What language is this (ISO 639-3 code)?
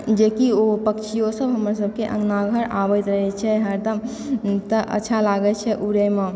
mai